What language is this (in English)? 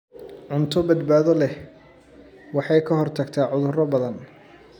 Somali